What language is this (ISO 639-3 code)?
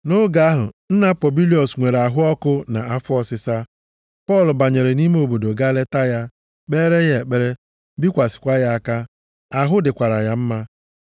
ibo